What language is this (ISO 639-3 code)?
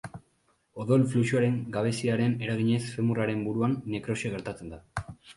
eus